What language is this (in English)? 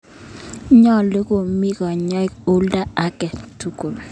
Kalenjin